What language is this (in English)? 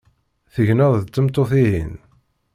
Kabyle